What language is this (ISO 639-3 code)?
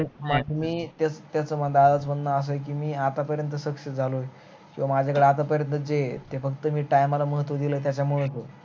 mar